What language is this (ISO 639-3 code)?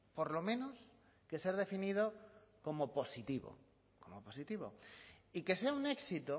spa